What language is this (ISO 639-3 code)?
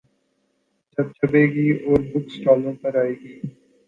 urd